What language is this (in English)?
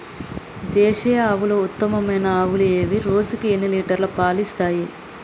Telugu